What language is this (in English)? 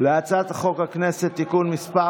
Hebrew